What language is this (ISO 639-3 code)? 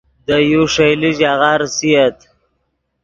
ydg